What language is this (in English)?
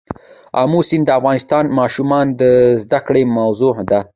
Pashto